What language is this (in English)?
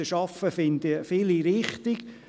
Swiss German